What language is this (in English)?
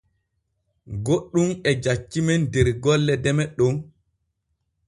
Borgu Fulfulde